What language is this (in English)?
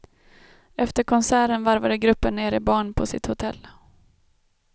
Swedish